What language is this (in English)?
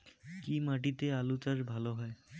Bangla